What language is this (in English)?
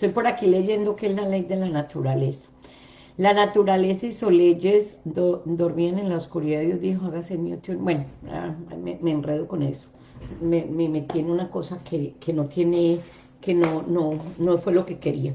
Spanish